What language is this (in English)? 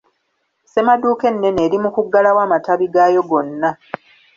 Ganda